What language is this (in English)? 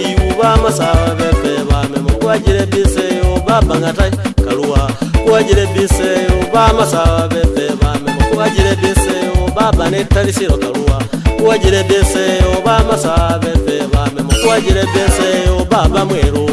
Vietnamese